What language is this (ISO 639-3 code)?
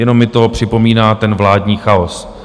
ces